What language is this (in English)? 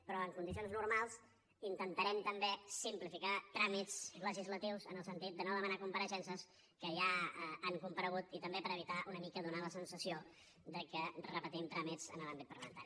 Catalan